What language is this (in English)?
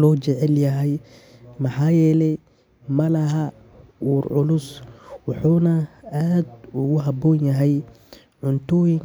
Somali